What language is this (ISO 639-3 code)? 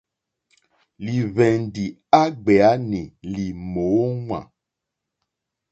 bri